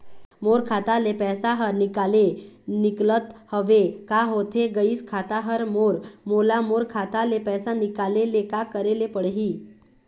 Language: Chhattisgarhi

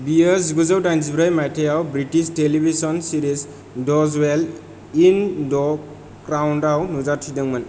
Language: Bodo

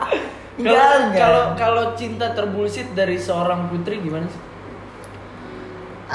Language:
Indonesian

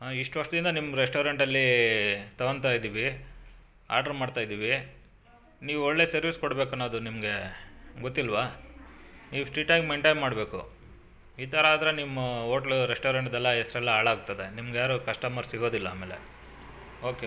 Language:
Kannada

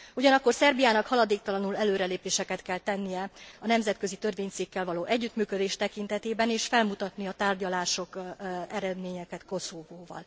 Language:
Hungarian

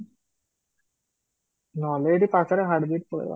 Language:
Odia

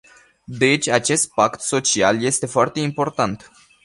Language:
Romanian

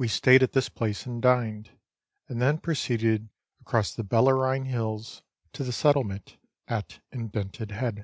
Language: English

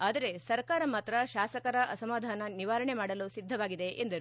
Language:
Kannada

